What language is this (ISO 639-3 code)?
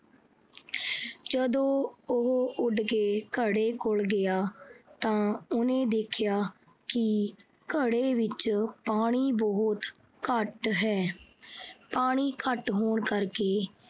pan